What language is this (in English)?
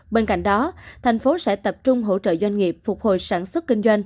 Vietnamese